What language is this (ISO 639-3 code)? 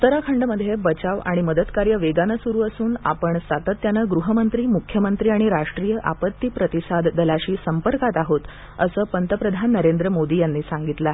mar